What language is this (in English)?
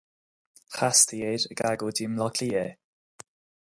Irish